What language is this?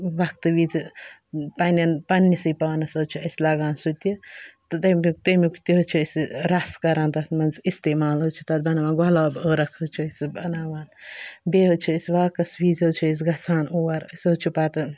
Kashmiri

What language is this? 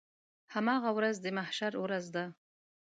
Pashto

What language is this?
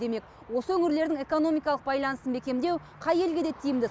Kazakh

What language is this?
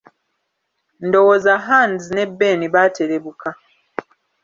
Ganda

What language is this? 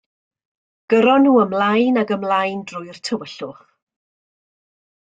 Welsh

